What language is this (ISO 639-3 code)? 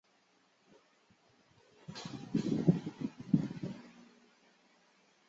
zho